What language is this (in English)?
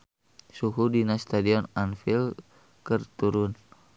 Sundanese